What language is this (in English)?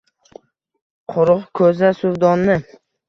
Uzbek